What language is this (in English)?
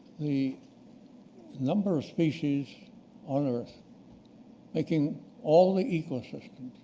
English